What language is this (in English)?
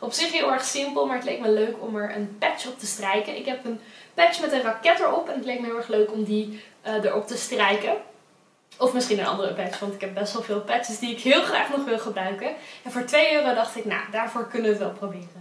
Dutch